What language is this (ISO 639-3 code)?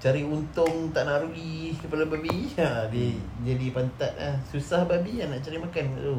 msa